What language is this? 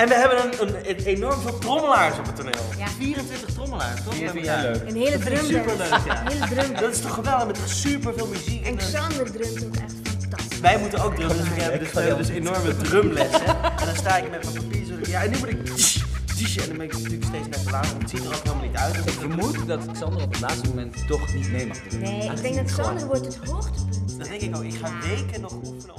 Dutch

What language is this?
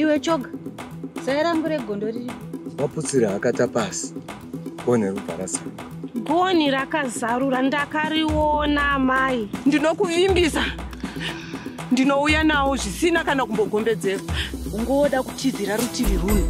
Romanian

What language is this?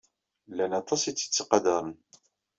Kabyle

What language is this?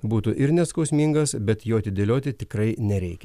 Lithuanian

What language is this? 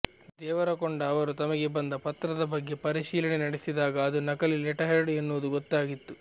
Kannada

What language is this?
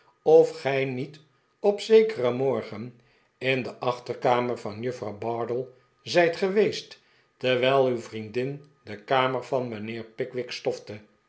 Dutch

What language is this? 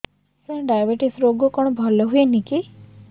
Odia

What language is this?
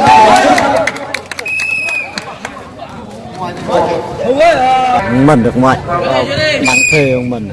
Vietnamese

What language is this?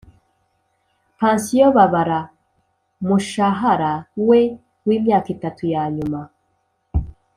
Kinyarwanda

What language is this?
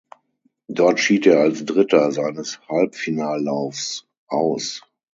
German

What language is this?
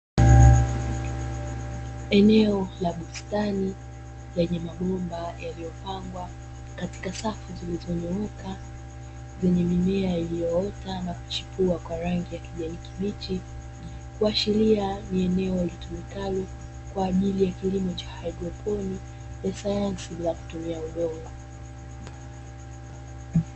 Swahili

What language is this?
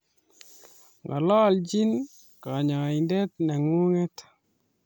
Kalenjin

